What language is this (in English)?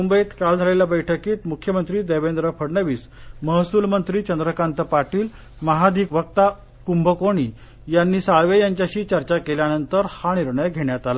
Marathi